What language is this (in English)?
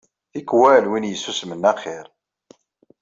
Kabyle